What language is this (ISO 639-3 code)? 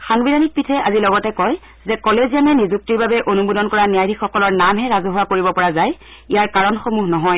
asm